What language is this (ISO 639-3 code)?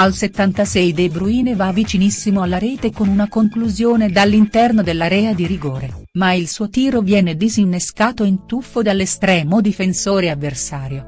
ita